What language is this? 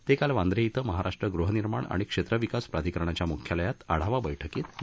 Marathi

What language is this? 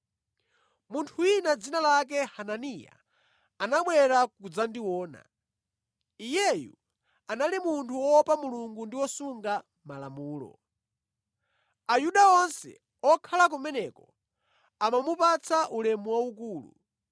Nyanja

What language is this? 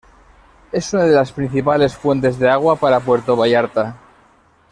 Spanish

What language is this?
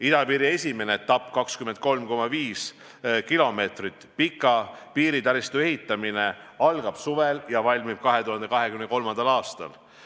Estonian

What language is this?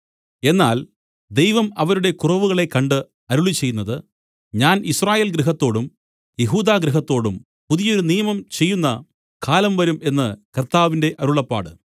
Malayalam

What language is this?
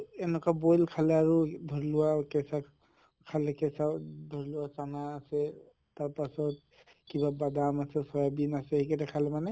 Assamese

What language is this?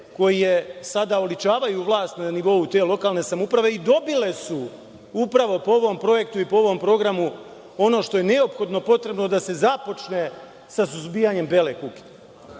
Serbian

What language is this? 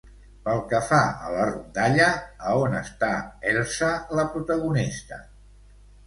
Catalan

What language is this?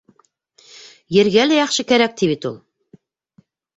Bashkir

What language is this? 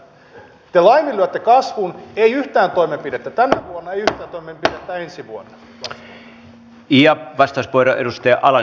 Finnish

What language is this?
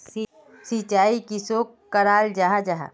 Magahi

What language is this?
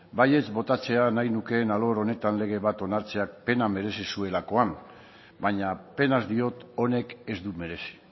Basque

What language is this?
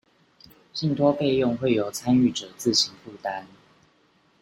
Chinese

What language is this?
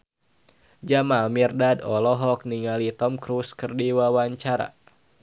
Sundanese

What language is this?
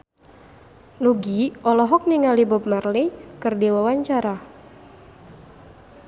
Sundanese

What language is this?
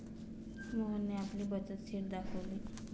Marathi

